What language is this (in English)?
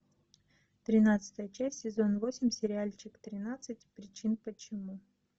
Russian